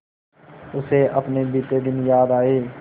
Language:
Hindi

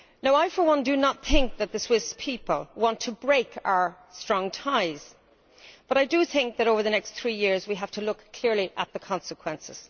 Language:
English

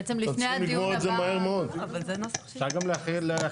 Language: Hebrew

